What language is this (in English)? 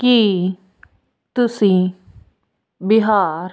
Punjabi